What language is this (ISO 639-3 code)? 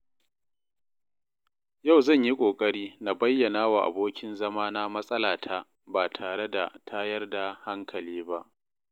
hau